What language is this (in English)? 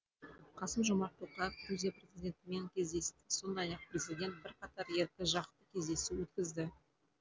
Kazakh